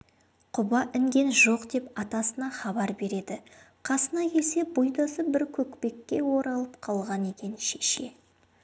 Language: Kazakh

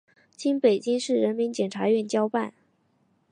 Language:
Chinese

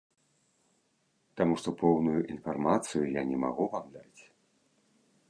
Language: Belarusian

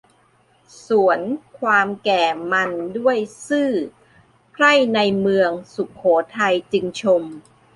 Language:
Thai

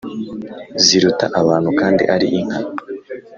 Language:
Kinyarwanda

